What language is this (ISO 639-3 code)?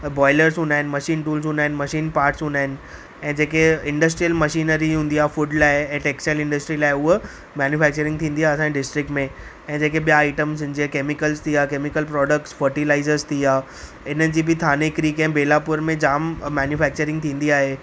snd